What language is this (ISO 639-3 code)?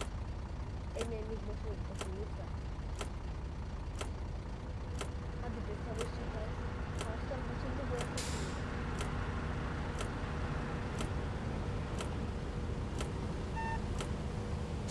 tur